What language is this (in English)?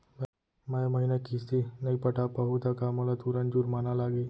Chhattisgarhi